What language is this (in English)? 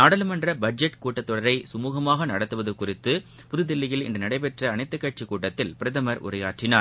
Tamil